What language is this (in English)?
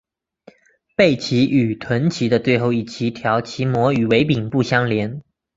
Chinese